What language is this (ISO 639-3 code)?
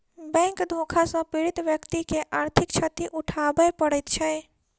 mai